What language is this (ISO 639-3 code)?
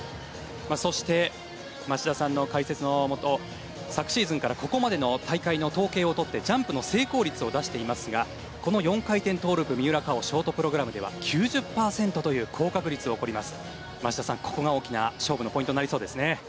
jpn